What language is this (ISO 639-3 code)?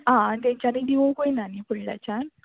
kok